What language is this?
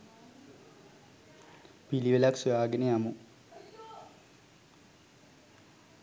Sinhala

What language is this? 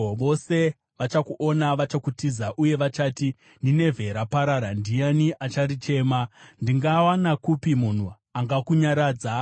Shona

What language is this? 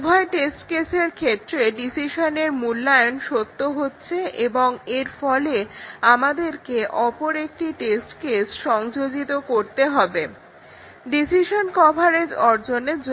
Bangla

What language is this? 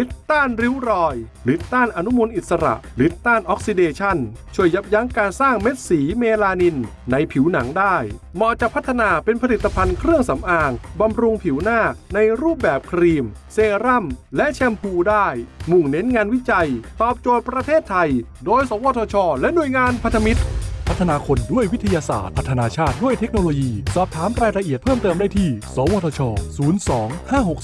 Thai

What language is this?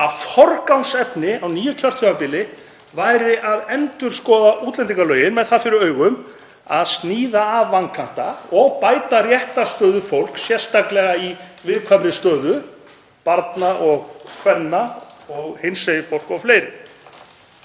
Icelandic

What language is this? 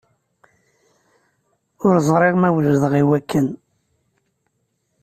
Kabyle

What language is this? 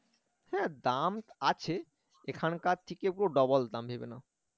Bangla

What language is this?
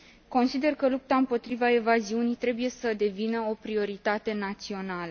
Romanian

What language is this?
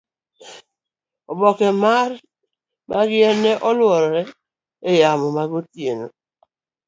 Luo (Kenya and Tanzania)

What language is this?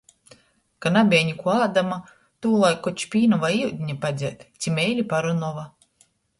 Latgalian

